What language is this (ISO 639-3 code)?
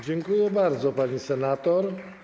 pol